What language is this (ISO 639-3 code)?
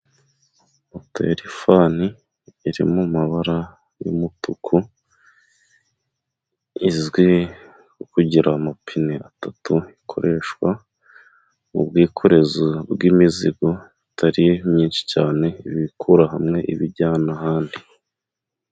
kin